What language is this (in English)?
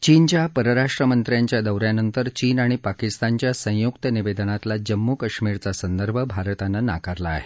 Marathi